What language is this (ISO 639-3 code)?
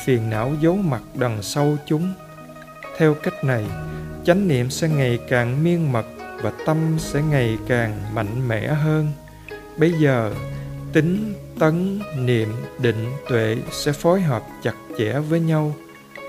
vie